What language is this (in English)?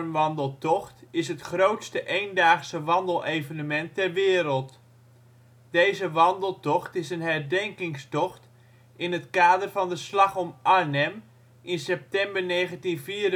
Dutch